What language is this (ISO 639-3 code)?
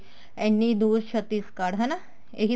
pan